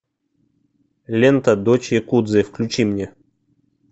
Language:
Russian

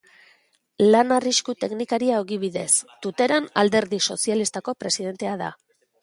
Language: Basque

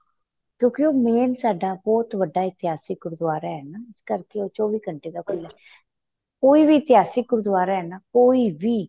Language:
Punjabi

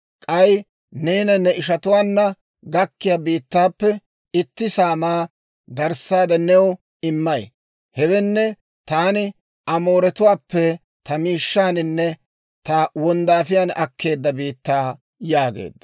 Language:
Dawro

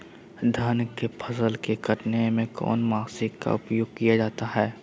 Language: Magahi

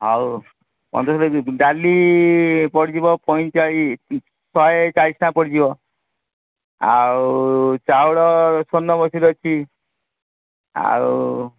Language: Odia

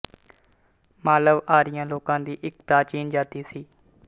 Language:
Punjabi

